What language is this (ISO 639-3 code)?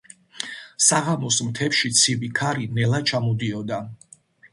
kat